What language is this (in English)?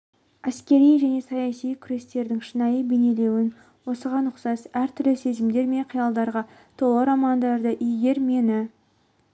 Kazakh